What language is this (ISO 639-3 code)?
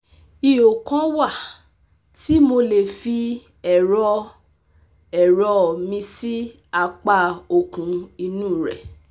yor